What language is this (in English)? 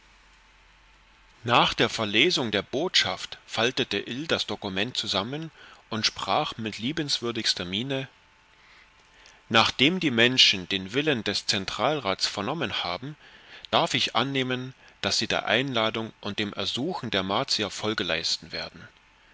German